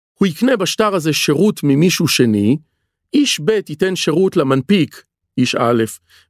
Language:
Hebrew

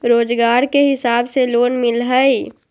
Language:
Magahi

